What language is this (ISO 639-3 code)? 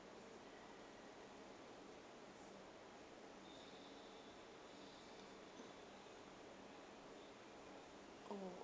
eng